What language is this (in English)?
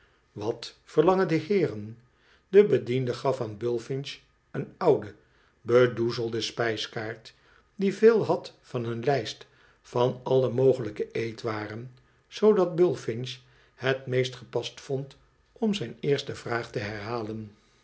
Dutch